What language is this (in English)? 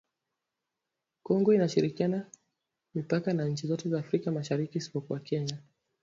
Swahili